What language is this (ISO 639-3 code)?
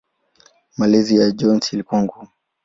swa